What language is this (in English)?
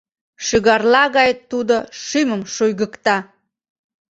Mari